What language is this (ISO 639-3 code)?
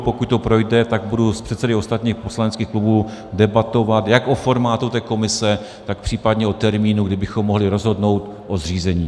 ces